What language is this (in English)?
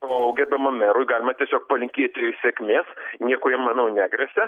Lithuanian